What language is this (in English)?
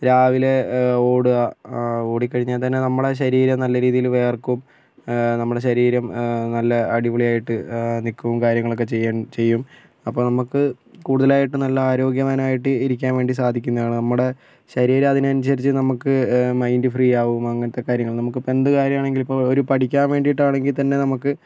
Malayalam